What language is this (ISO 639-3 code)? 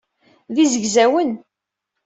kab